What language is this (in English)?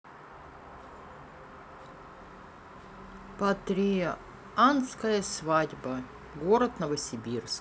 Russian